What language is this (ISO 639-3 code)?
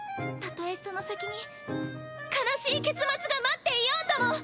jpn